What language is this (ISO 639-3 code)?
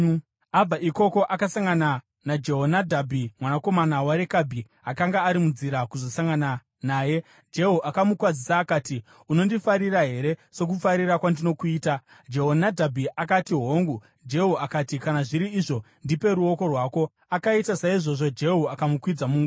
sna